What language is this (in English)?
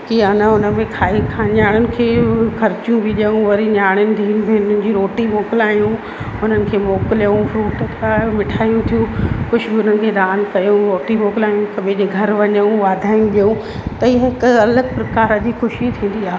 Sindhi